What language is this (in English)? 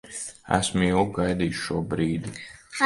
Latvian